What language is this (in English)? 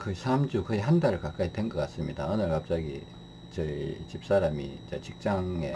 Korean